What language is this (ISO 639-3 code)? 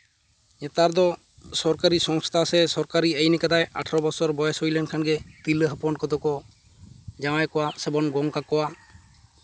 sat